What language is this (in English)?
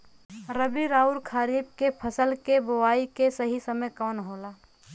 Bhojpuri